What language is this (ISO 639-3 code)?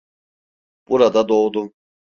tur